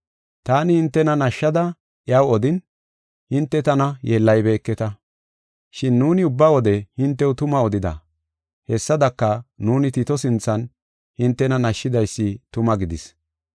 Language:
Gofa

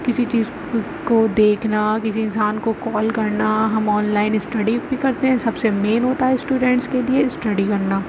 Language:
Urdu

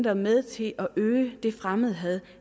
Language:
Danish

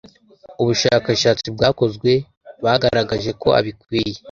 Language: Kinyarwanda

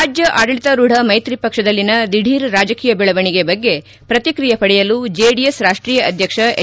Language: Kannada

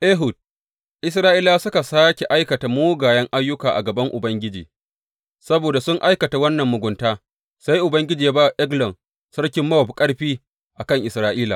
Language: Hausa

